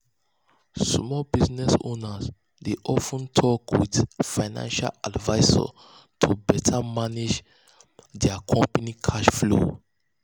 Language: Nigerian Pidgin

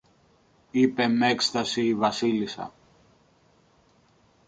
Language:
Greek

